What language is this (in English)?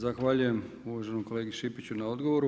Croatian